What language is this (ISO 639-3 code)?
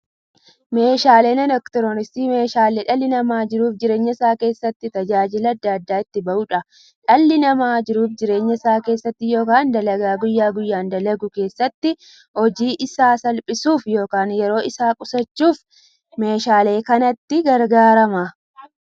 orm